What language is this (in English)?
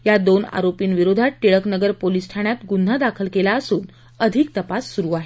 Marathi